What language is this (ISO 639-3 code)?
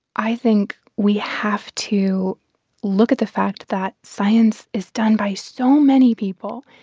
eng